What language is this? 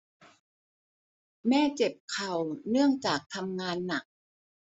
Thai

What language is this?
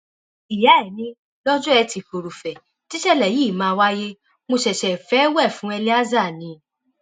Yoruba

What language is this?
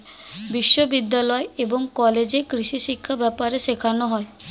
Bangla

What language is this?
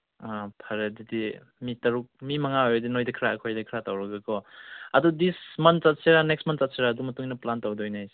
Manipuri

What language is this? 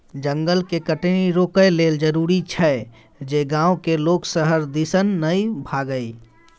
Maithili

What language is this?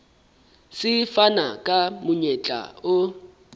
Southern Sotho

